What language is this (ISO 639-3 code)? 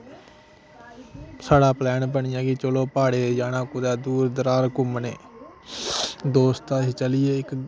doi